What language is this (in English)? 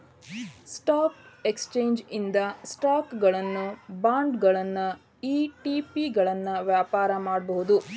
Kannada